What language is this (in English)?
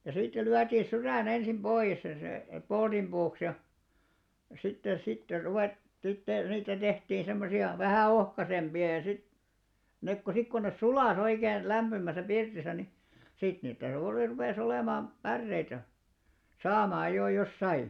Finnish